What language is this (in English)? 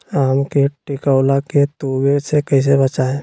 Magahi